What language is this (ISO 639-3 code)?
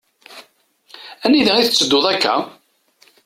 kab